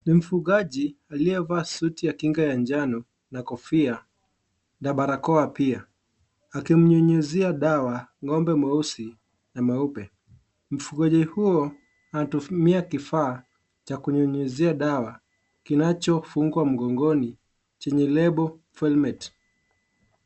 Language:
Swahili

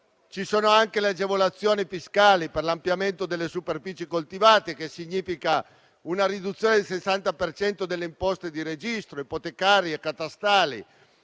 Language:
Italian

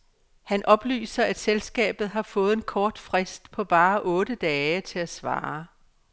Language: Danish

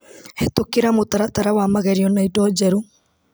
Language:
Kikuyu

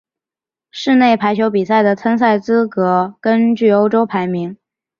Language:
Chinese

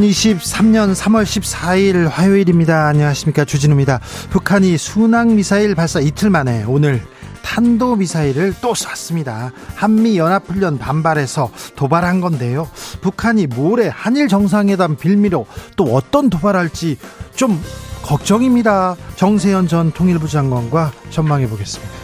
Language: Korean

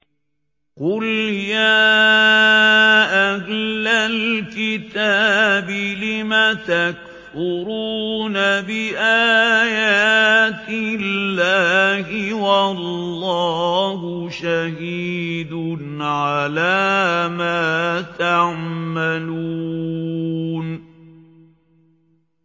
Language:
Arabic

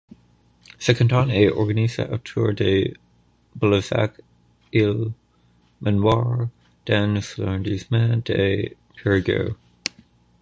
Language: French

